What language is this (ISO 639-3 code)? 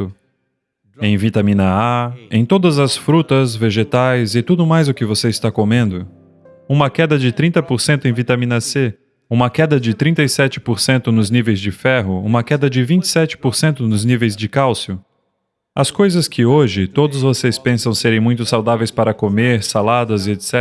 por